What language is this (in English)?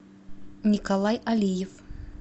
Russian